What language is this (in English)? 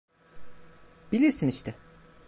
Turkish